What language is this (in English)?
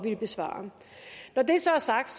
Danish